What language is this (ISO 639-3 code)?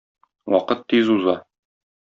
tat